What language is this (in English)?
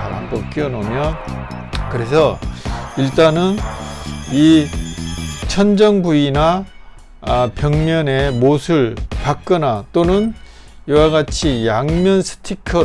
Korean